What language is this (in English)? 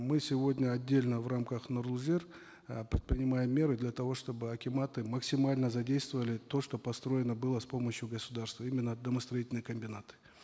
Kazakh